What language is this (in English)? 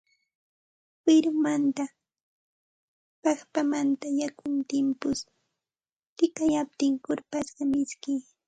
Santa Ana de Tusi Pasco Quechua